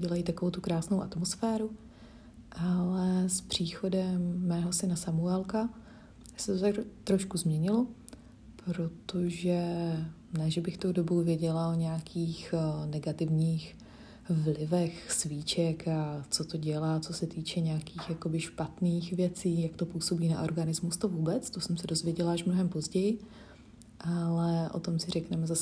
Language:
Czech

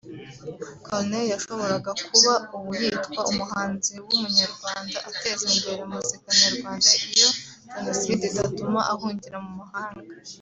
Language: Kinyarwanda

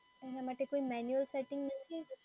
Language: Gujarati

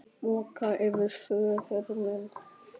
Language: Icelandic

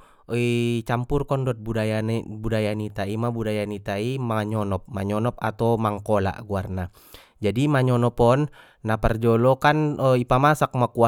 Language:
Batak Mandailing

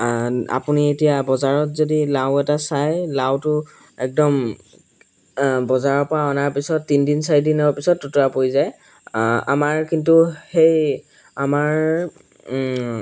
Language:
Assamese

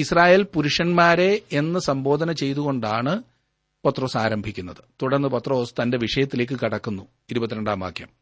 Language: Malayalam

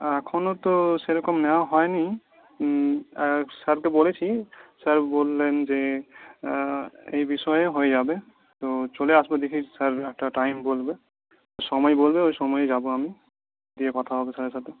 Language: Bangla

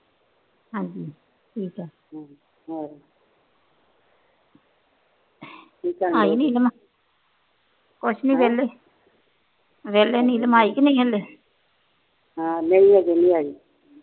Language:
Punjabi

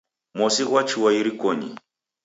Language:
Taita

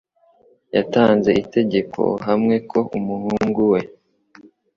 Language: Kinyarwanda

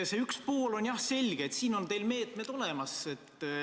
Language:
Estonian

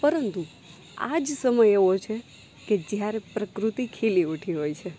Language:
Gujarati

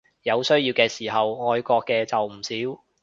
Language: Cantonese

